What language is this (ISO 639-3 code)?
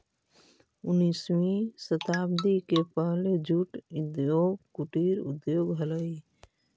mag